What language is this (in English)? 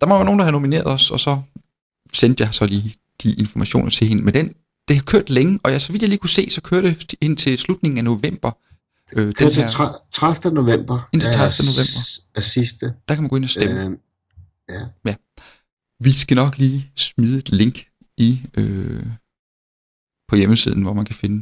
Danish